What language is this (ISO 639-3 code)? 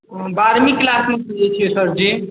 mai